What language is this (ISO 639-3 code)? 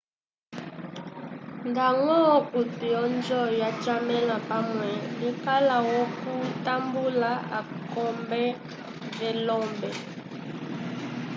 umb